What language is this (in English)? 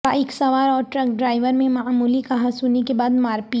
Urdu